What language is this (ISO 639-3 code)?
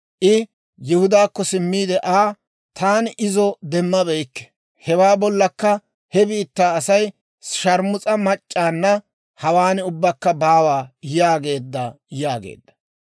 dwr